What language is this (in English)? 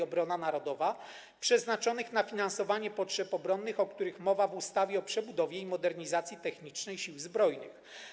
Polish